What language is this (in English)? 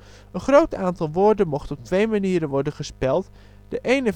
Dutch